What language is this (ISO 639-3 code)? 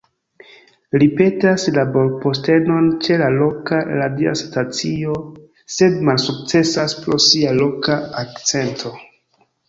epo